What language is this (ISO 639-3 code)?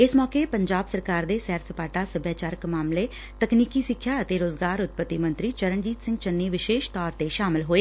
pan